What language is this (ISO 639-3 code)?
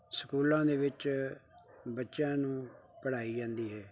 pan